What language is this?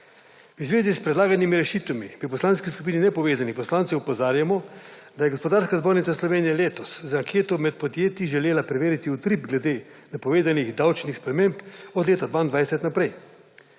Slovenian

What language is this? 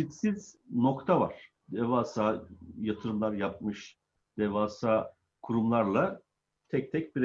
Turkish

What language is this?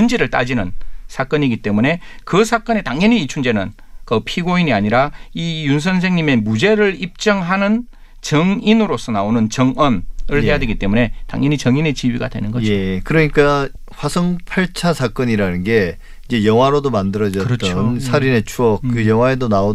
Korean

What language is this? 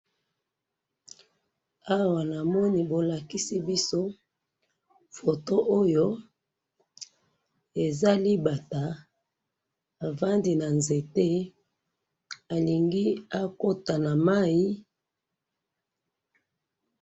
Lingala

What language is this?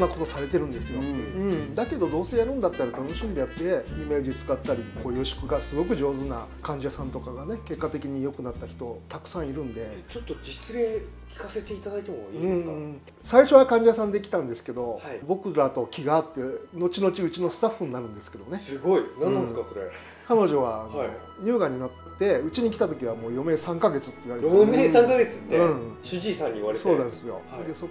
Japanese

